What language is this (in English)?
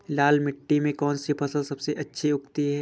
Hindi